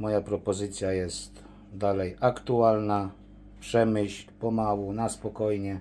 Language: Polish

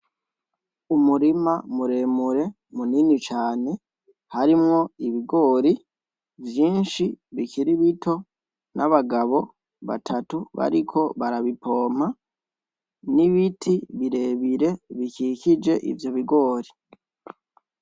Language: Rundi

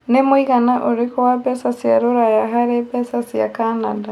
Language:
Kikuyu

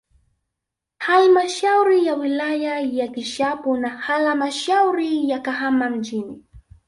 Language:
Swahili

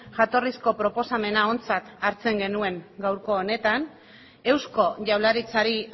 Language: Basque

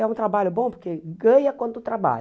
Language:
Portuguese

